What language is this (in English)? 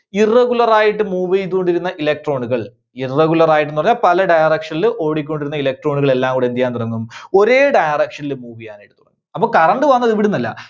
Malayalam